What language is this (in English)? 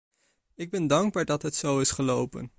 Dutch